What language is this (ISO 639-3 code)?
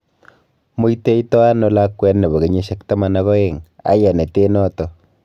kln